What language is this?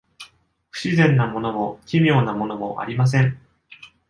Japanese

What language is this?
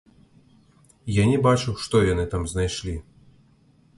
Belarusian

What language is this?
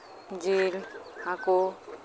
Santali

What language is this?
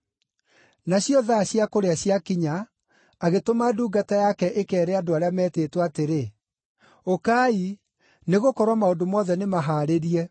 Kikuyu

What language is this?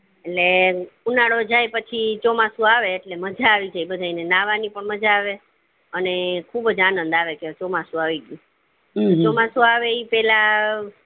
Gujarati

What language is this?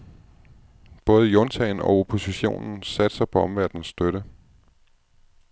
Danish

